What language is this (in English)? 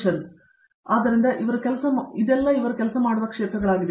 Kannada